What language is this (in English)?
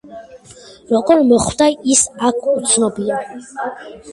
Georgian